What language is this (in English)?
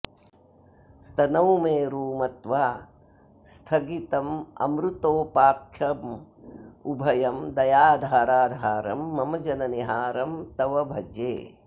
Sanskrit